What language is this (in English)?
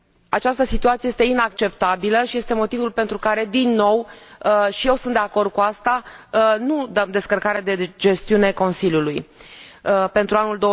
Romanian